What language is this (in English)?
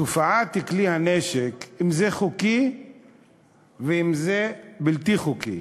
Hebrew